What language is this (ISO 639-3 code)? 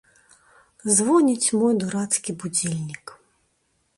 bel